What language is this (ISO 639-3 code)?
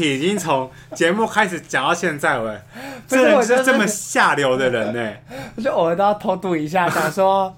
zho